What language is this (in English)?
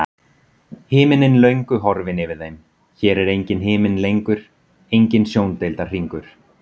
Icelandic